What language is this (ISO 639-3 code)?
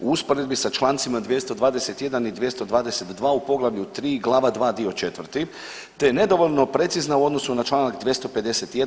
hrv